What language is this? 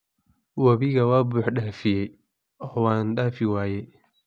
Somali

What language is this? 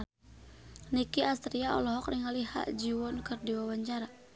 Sundanese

